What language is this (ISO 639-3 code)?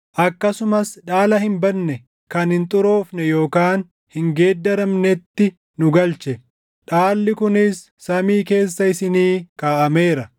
orm